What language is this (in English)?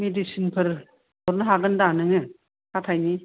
Bodo